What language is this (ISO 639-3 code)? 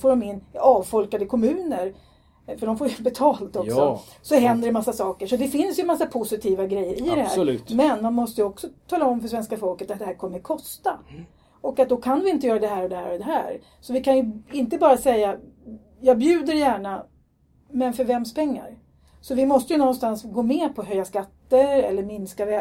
swe